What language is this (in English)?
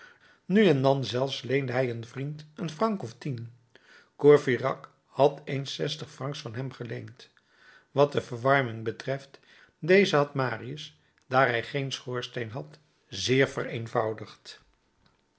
Dutch